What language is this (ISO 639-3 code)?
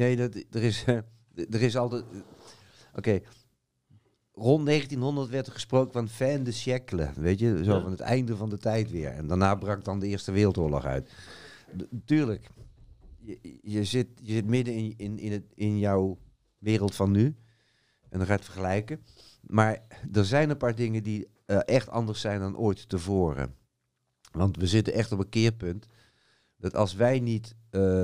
nld